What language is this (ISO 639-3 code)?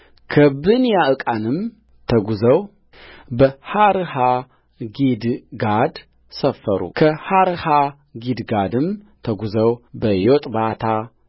amh